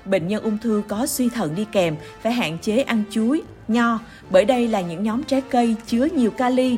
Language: Vietnamese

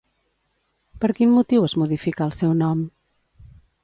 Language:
Catalan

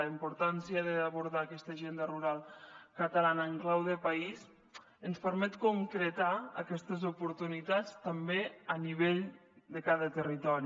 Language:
Catalan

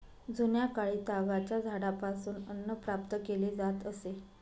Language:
Marathi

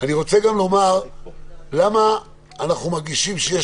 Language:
Hebrew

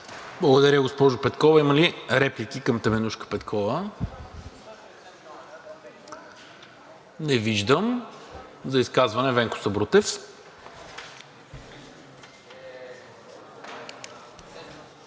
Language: Bulgarian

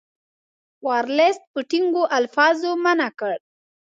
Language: Pashto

